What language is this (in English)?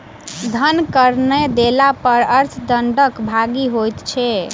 Maithili